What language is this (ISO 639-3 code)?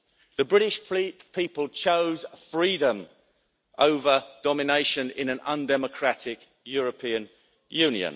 eng